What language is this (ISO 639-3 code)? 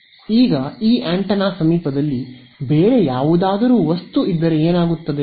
kan